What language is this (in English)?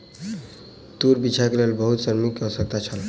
Maithili